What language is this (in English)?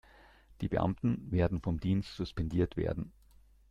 German